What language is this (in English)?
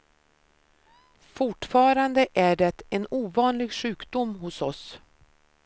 Swedish